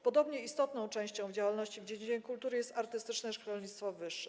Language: Polish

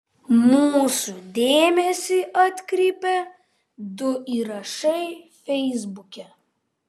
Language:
Lithuanian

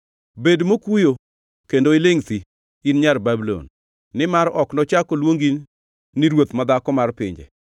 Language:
Luo (Kenya and Tanzania)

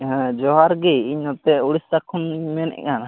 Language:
Santali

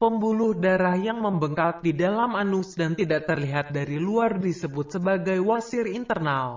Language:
Indonesian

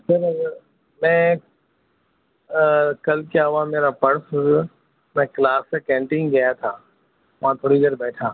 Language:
Urdu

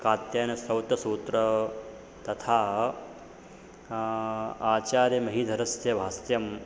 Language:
Sanskrit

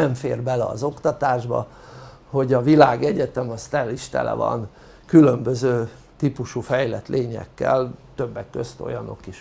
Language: Hungarian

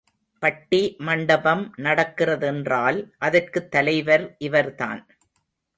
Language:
Tamil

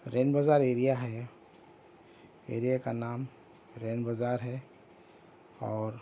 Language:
Urdu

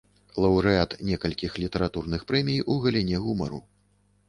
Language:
Belarusian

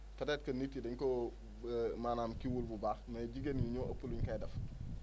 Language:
Wolof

